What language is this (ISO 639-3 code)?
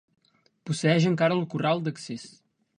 cat